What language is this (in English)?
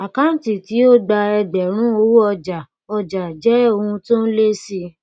Yoruba